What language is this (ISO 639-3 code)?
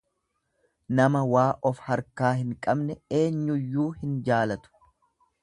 orm